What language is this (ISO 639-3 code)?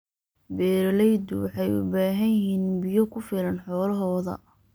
som